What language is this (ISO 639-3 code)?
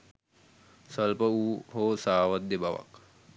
sin